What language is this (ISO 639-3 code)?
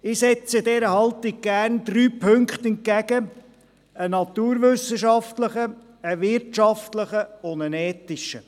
gsw